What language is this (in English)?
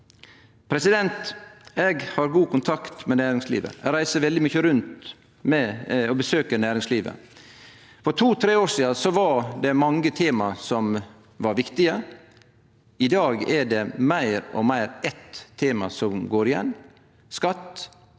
Norwegian